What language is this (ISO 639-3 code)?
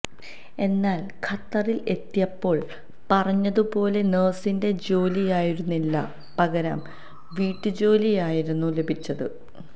mal